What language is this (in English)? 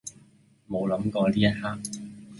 Cantonese